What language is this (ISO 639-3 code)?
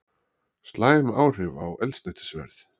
isl